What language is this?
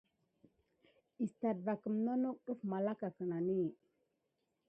Gidar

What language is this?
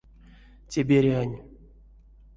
Erzya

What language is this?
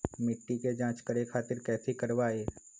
Magahi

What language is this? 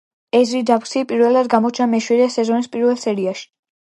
Georgian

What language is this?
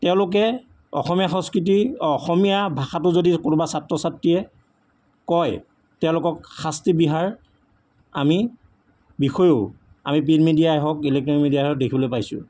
Assamese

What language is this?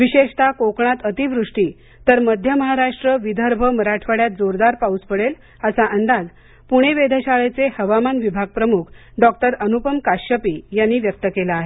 Marathi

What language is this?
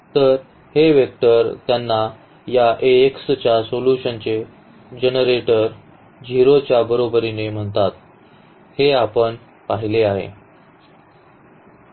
Marathi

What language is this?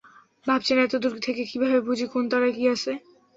Bangla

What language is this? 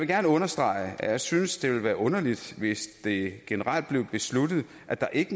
Danish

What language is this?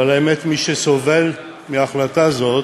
Hebrew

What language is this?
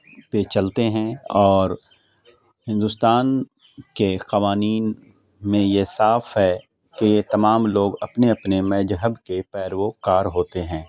Urdu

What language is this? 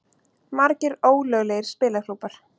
Icelandic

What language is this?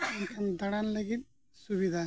Santali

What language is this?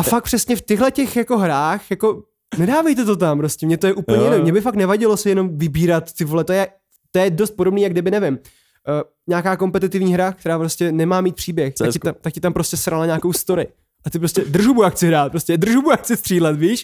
Czech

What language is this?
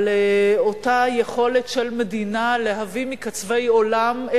Hebrew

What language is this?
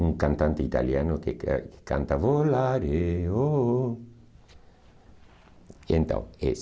Portuguese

